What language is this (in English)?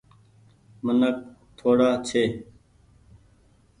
Goaria